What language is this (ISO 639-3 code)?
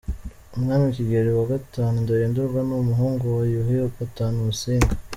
kin